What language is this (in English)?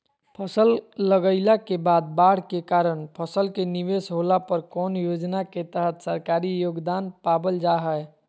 Magahi